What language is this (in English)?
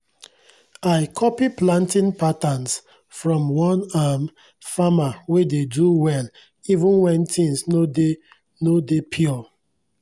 Nigerian Pidgin